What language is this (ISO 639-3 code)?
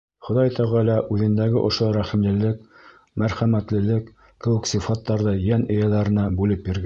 bak